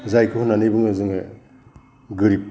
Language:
Bodo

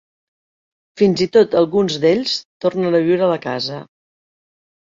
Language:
Catalan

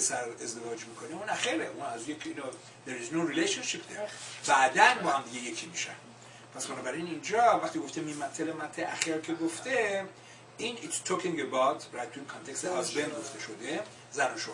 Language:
Persian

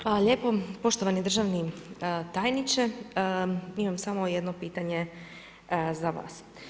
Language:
Croatian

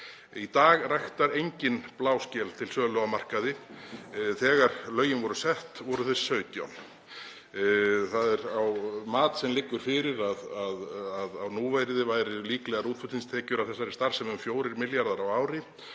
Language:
Icelandic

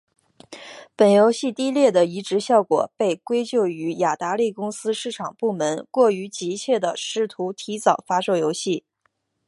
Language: Chinese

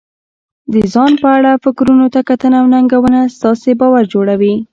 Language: Pashto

